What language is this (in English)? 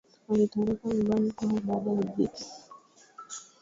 Swahili